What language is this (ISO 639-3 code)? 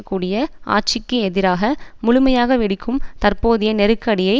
tam